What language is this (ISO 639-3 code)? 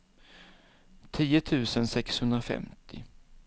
swe